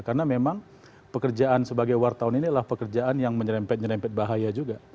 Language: Indonesian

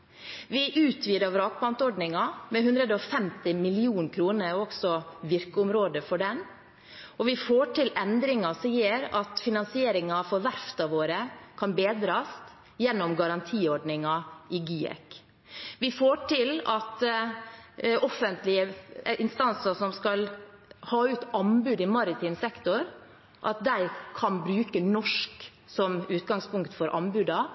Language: Norwegian Bokmål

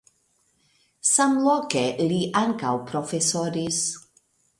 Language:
Esperanto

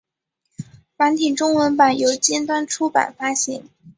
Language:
Chinese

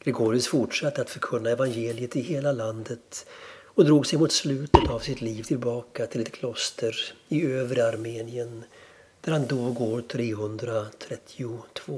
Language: Swedish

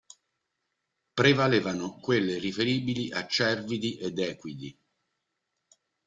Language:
Italian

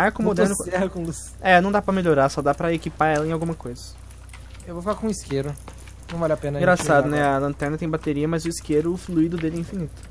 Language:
Portuguese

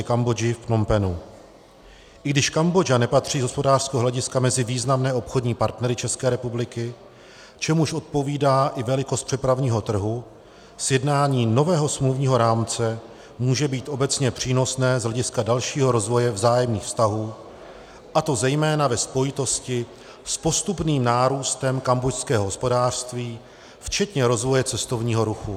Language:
Czech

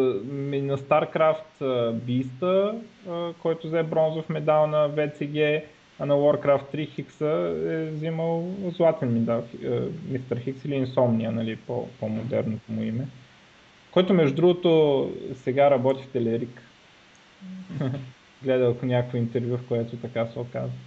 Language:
Bulgarian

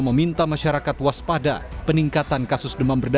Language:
Indonesian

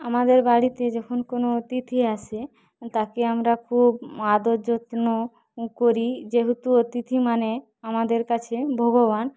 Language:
Bangla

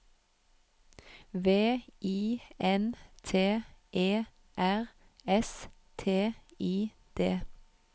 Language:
Norwegian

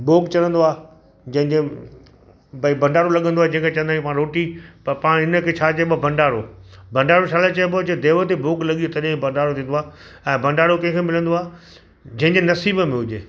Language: Sindhi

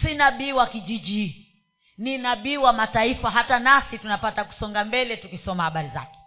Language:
Swahili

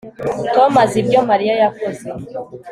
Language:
Kinyarwanda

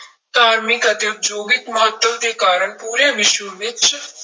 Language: Punjabi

